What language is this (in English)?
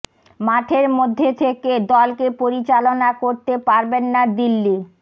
Bangla